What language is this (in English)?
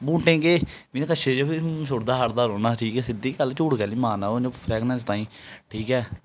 Dogri